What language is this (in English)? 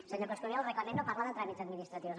Catalan